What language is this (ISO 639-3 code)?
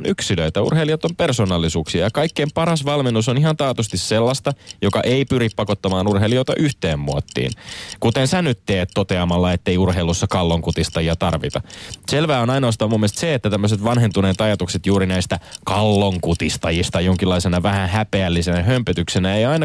fin